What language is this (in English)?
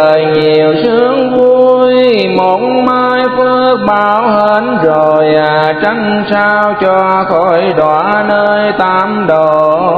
Vietnamese